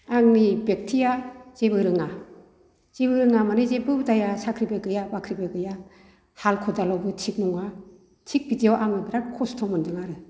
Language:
Bodo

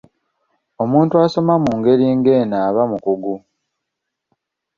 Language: Ganda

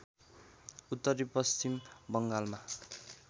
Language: Nepali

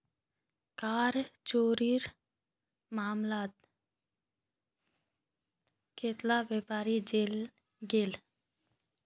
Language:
Magahi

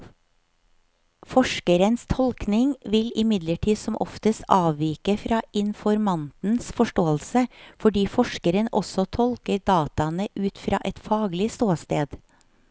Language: Norwegian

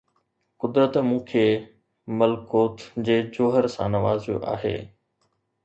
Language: Sindhi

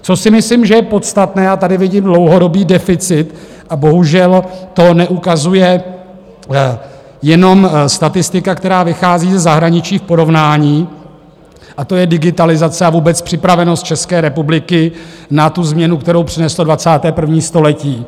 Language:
Czech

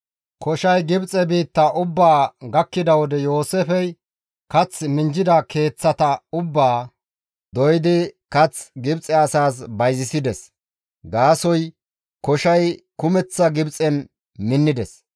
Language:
Gamo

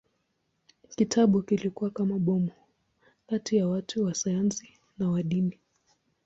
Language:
Swahili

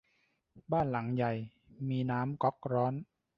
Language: Thai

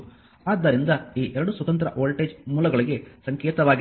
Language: Kannada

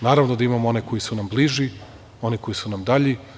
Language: Serbian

